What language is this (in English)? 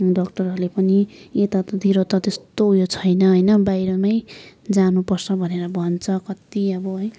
Nepali